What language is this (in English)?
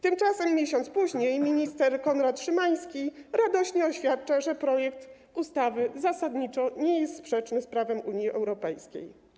Polish